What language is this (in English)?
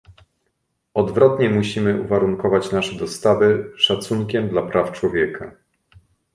Polish